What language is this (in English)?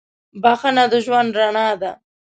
Pashto